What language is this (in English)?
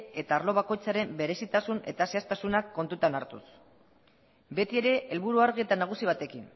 Basque